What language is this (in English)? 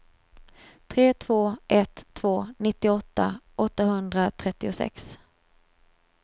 Swedish